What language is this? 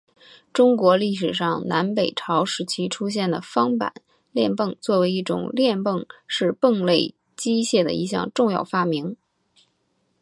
Chinese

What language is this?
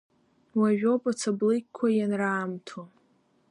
Abkhazian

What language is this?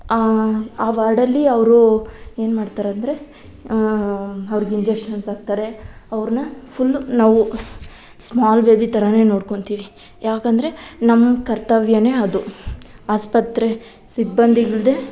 Kannada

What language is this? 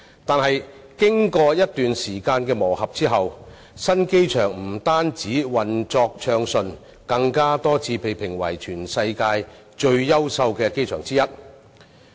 Cantonese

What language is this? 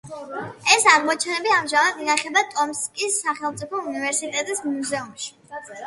Georgian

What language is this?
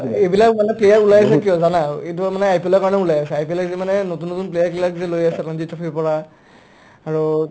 Assamese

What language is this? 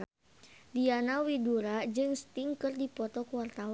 Sundanese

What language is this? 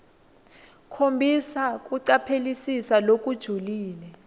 Swati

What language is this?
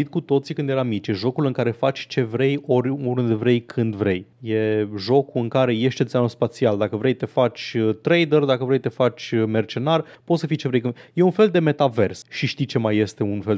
Romanian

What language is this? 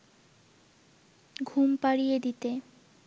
Bangla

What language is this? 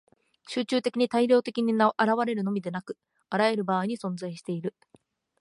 Japanese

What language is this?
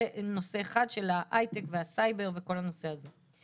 Hebrew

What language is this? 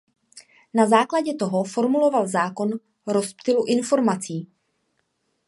Czech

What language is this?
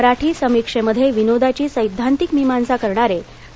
Marathi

